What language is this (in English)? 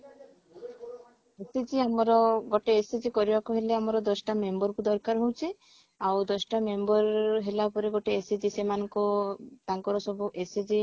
Odia